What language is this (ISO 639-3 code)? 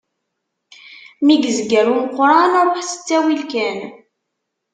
kab